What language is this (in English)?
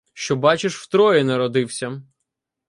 Ukrainian